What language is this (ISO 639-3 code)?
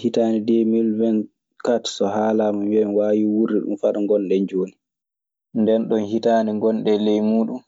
ffm